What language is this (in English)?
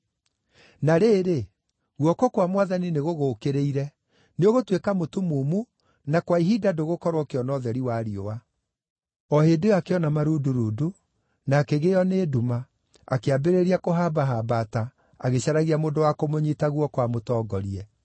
Kikuyu